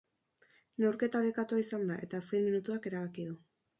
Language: Basque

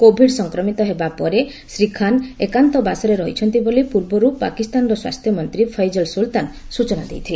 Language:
Odia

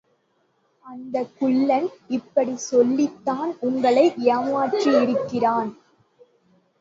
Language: Tamil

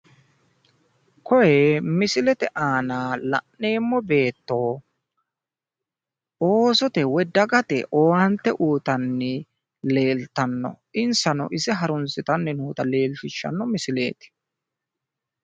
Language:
Sidamo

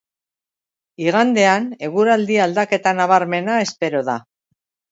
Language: Basque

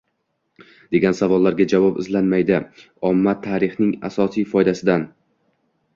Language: Uzbek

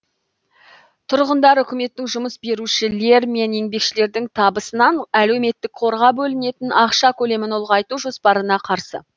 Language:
Kazakh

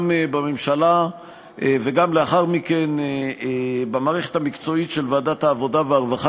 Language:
Hebrew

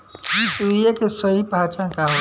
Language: Bhojpuri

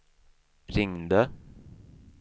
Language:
Swedish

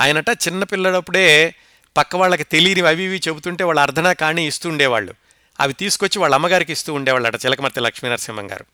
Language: Telugu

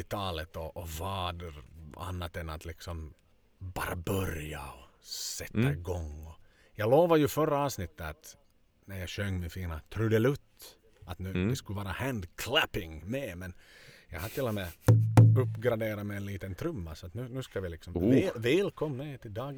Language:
Swedish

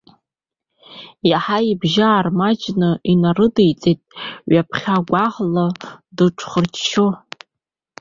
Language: Abkhazian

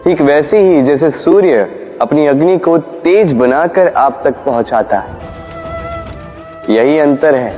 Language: Hindi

